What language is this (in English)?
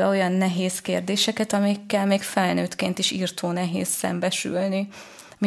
Hungarian